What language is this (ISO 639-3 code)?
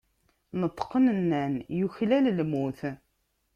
kab